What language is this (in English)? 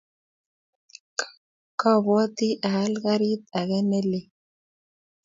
Kalenjin